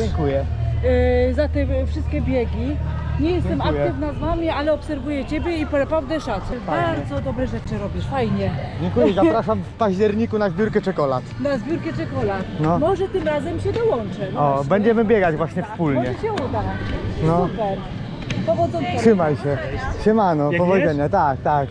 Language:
Polish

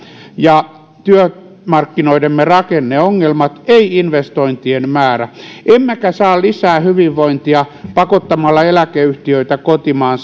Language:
Finnish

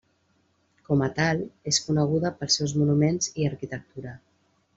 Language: Catalan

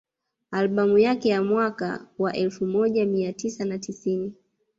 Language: Swahili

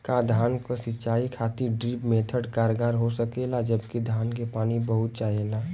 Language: Bhojpuri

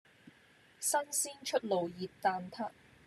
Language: Cantonese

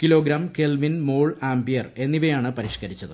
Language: Malayalam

